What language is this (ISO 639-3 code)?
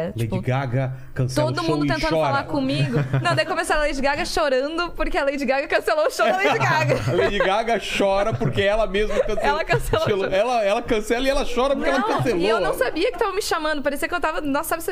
por